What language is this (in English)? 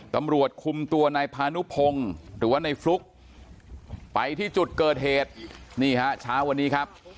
Thai